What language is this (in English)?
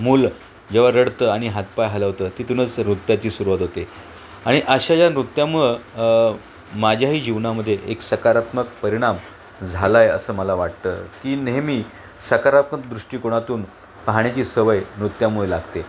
Marathi